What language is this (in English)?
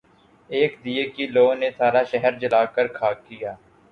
Urdu